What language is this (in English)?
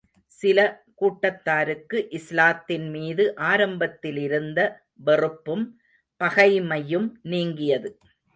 Tamil